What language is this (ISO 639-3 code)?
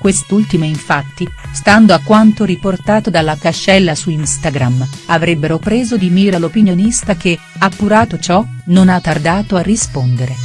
ita